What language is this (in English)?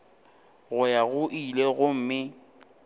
Northern Sotho